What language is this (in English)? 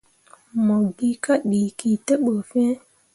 Mundang